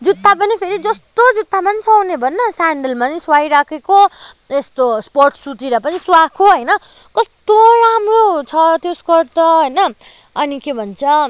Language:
Nepali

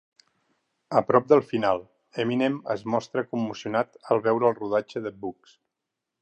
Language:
Catalan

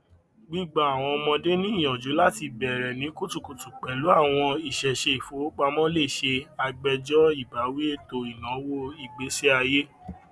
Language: Yoruba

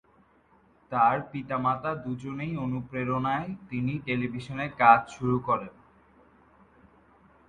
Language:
Bangla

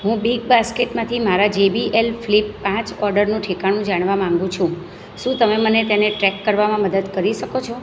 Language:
Gujarati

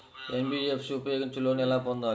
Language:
Telugu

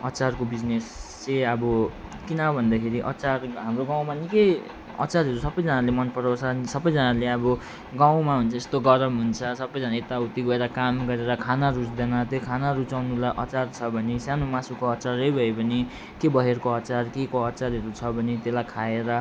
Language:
Nepali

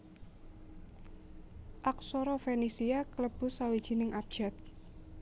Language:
Javanese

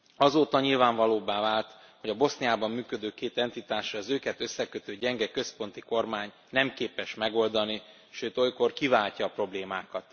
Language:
Hungarian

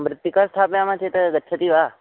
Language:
Sanskrit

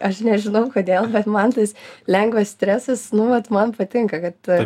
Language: Lithuanian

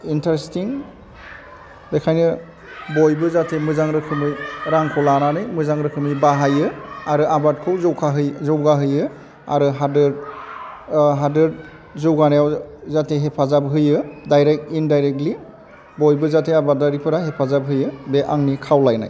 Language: Bodo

